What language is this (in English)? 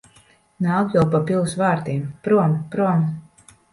Latvian